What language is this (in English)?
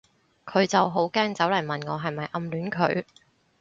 Cantonese